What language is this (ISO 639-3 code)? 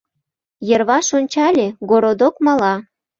chm